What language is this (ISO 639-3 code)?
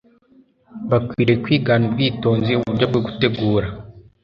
kin